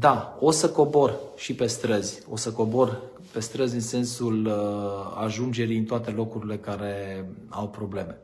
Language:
Romanian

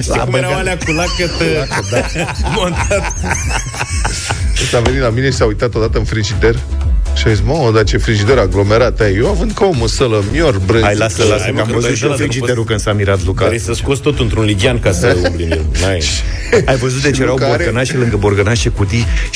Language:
Romanian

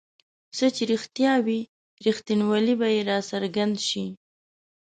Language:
Pashto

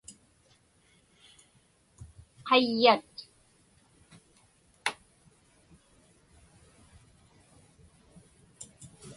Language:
Inupiaq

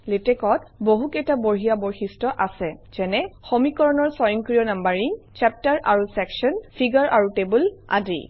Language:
Assamese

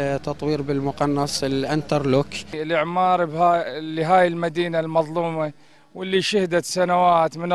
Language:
Arabic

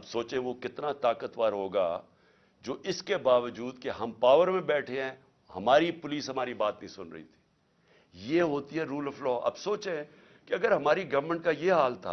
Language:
Urdu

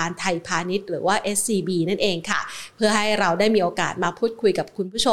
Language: Thai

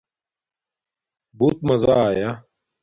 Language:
Domaaki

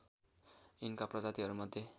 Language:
Nepali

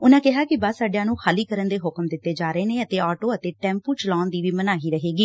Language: Punjabi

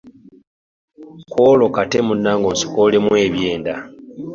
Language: Ganda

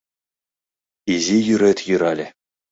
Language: Mari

